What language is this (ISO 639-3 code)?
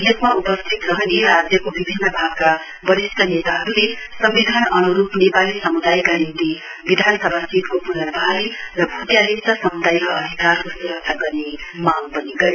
nep